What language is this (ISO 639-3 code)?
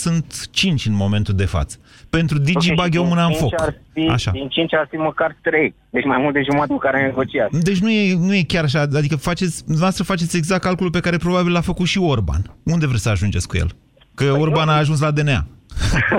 ron